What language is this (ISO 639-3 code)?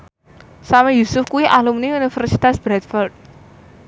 jav